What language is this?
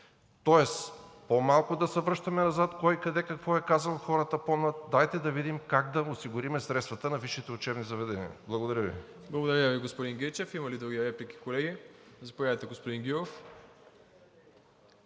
Bulgarian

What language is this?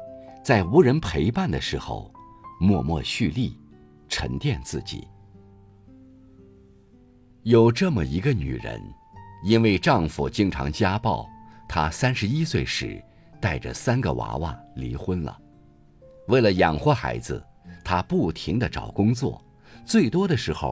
Chinese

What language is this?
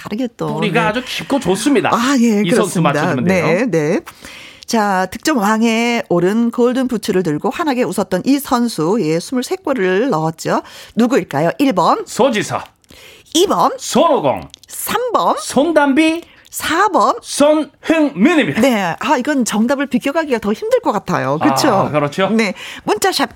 Korean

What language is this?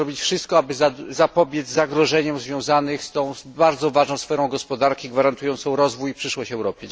Polish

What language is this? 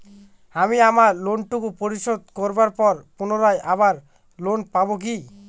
Bangla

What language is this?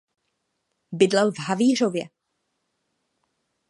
Czech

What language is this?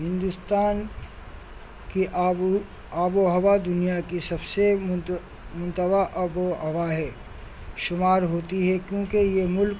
Urdu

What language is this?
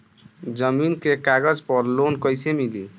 Bhojpuri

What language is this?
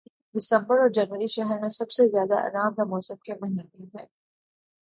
Urdu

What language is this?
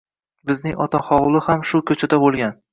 Uzbek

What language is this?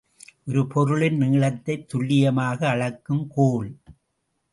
Tamil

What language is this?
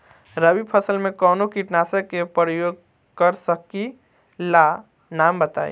Bhojpuri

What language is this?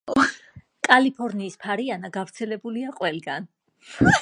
Georgian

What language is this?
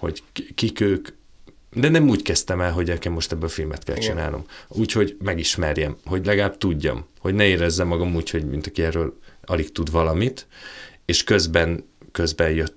Hungarian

